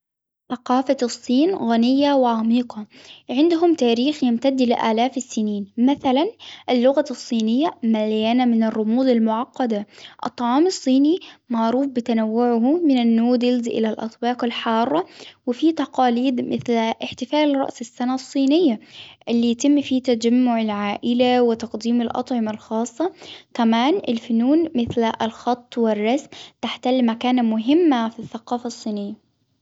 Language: Hijazi Arabic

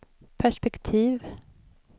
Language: Swedish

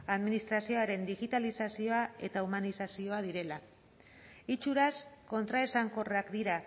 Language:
Basque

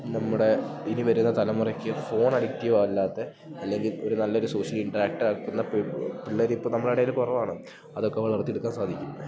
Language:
Malayalam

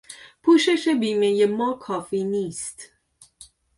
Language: Persian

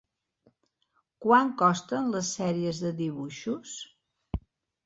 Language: Catalan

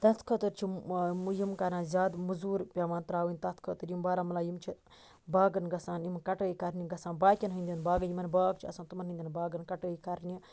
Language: Kashmiri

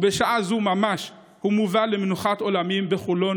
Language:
Hebrew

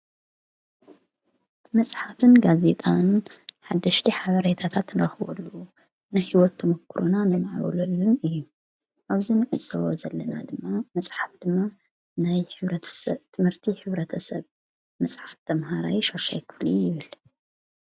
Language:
Tigrinya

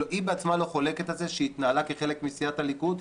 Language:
Hebrew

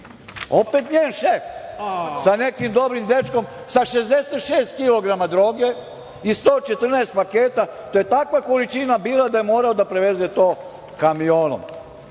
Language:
Serbian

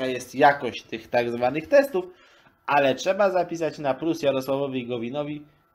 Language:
Polish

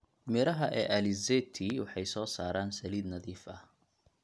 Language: Somali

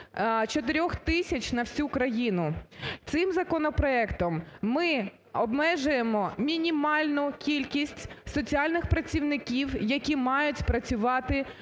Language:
Ukrainian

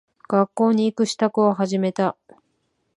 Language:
Japanese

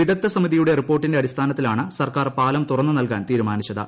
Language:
Malayalam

